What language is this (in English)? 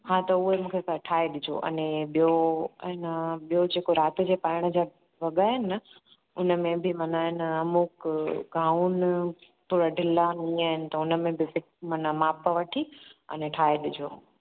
Sindhi